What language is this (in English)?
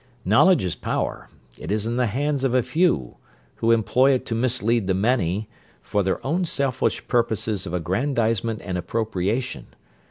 English